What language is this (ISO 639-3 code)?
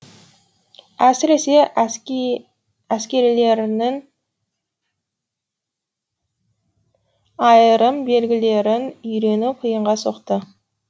kaz